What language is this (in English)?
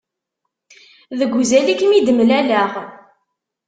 Kabyle